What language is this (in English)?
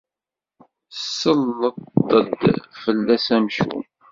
Kabyle